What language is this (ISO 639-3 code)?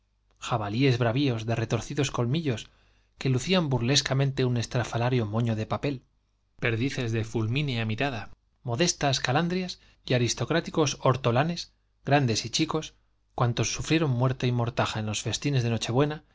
spa